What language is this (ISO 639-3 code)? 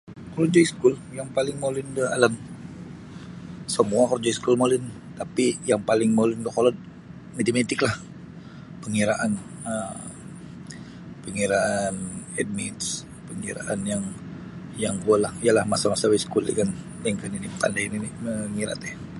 bsy